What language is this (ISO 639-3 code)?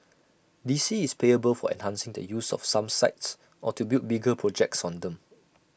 eng